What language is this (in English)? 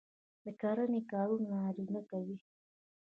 Pashto